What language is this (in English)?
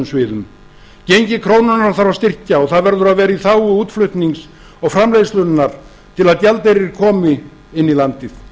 Icelandic